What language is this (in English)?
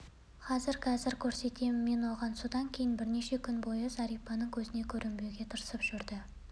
Kazakh